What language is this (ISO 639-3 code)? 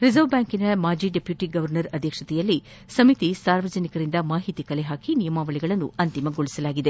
kan